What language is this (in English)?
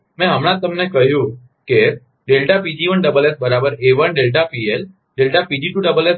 Gujarati